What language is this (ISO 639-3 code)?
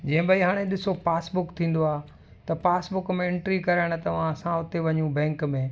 snd